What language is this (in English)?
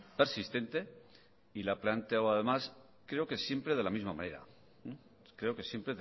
Spanish